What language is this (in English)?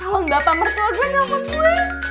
Indonesian